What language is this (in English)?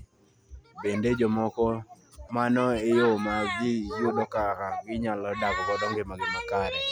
Luo (Kenya and Tanzania)